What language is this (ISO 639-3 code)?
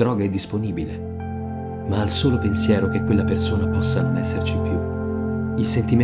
ita